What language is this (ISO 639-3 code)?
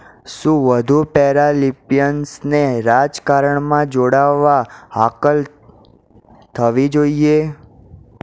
guj